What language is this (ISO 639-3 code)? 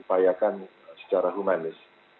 ind